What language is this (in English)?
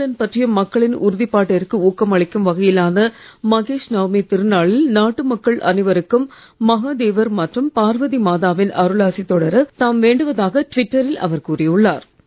Tamil